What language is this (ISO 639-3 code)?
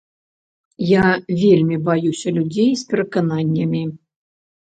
bel